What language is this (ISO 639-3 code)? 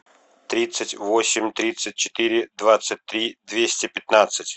rus